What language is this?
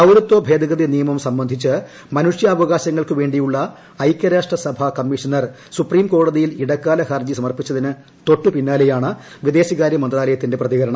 Malayalam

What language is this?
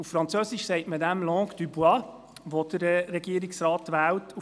Swiss German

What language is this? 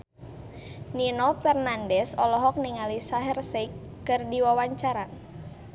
Sundanese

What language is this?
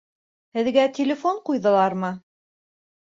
Bashkir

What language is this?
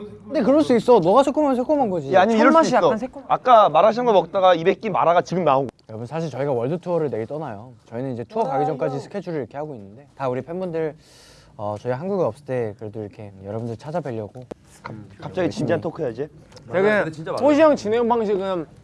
Korean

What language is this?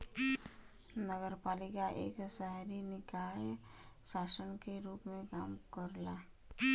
Bhojpuri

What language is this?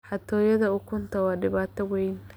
Somali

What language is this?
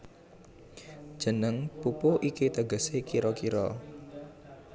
Javanese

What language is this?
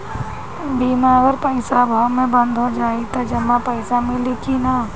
Bhojpuri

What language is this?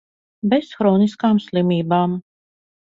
Latvian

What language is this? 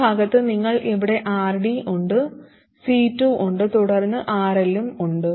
Malayalam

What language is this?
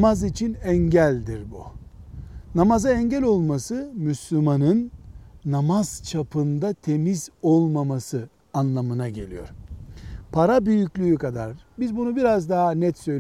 Turkish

